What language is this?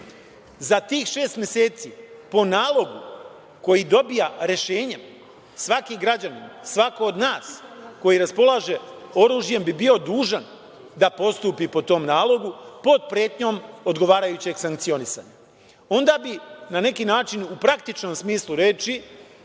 Serbian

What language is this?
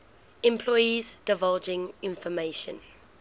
English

